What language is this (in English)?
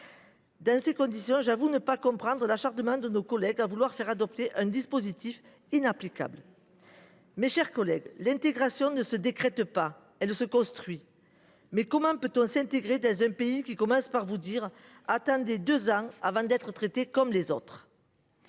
French